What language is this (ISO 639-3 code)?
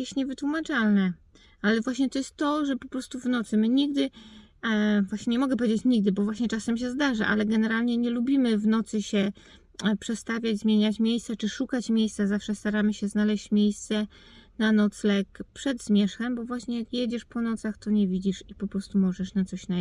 pol